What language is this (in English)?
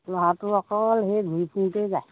Assamese